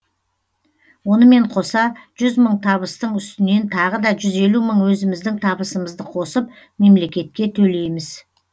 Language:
Kazakh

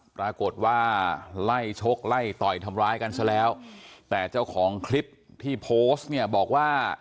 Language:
Thai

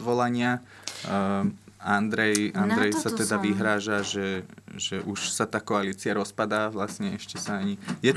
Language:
Slovak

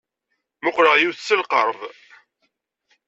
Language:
Kabyle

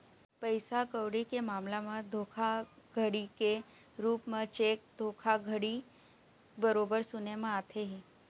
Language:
Chhattisgarhi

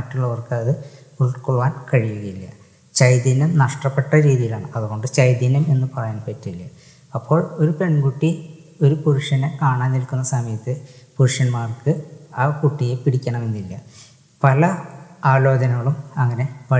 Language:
Malayalam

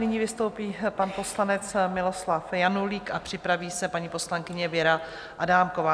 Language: Czech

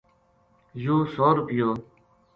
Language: Gujari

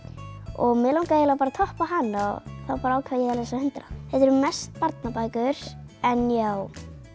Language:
Icelandic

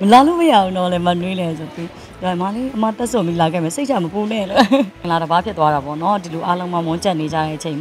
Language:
Thai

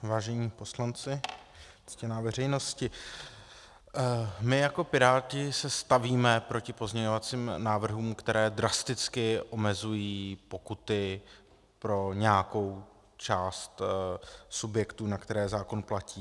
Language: Czech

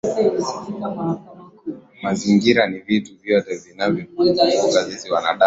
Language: Swahili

